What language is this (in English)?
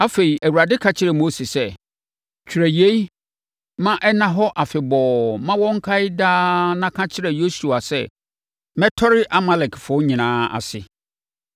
Akan